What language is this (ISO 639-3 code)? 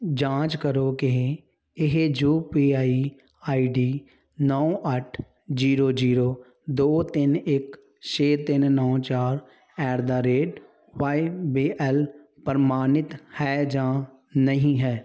pan